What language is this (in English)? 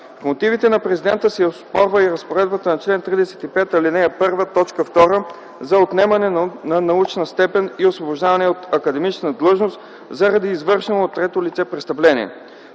Bulgarian